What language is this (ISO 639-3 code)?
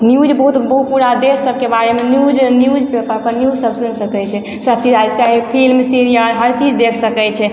mai